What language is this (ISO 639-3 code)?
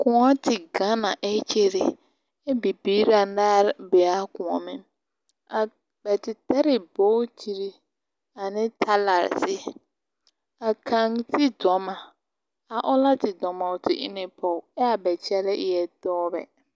dga